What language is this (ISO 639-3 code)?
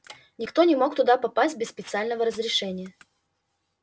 rus